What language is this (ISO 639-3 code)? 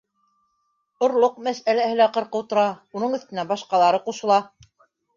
bak